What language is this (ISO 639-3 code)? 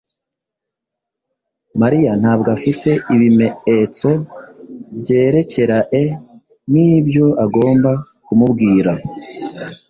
kin